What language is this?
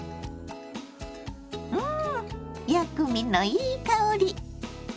Japanese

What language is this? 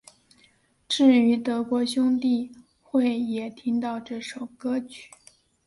Chinese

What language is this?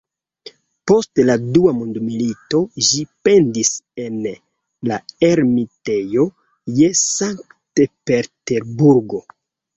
Esperanto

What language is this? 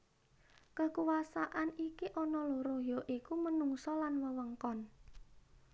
Javanese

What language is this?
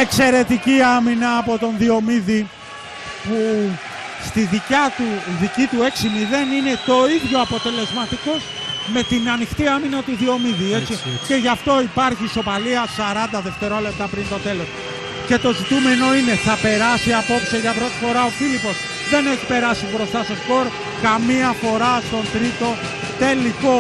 Greek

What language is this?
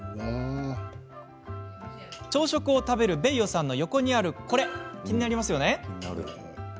Japanese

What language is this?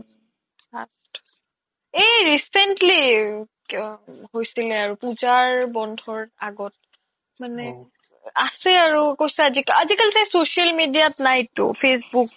Assamese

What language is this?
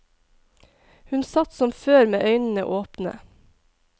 Norwegian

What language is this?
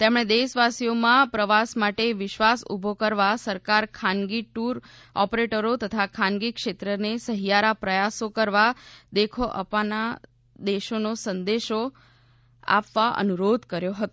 Gujarati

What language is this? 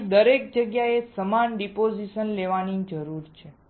Gujarati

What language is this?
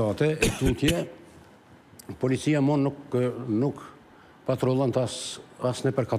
Romanian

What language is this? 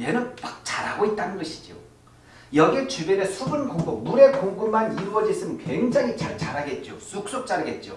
Korean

